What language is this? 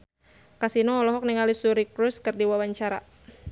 Sundanese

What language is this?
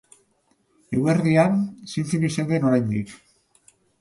Basque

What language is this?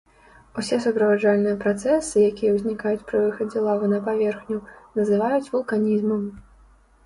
Belarusian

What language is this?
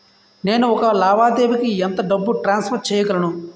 Telugu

